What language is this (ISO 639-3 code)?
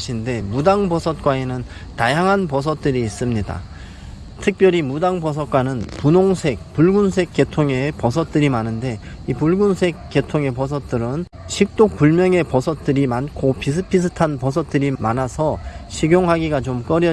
kor